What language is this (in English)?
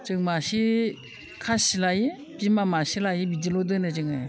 Bodo